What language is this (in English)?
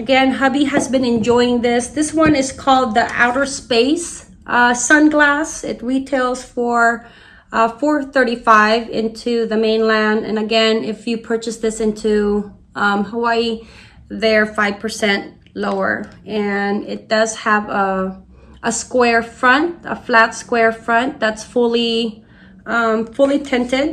English